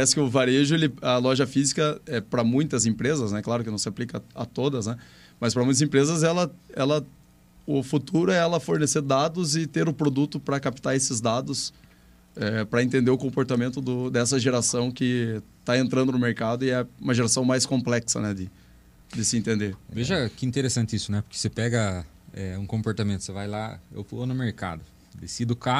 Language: Portuguese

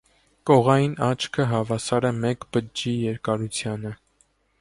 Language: Armenian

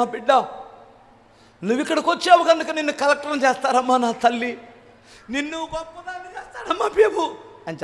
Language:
Telugu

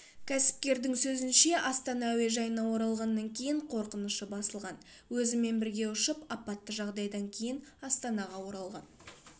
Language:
Kazakh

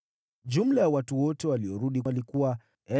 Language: Swahili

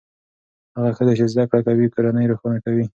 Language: Pashto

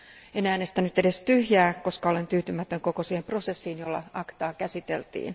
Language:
Finnish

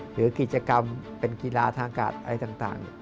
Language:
Thai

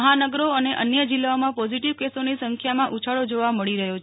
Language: Gujarati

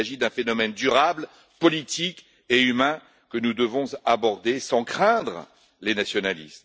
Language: French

